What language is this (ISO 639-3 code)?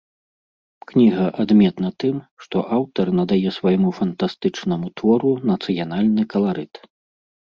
bel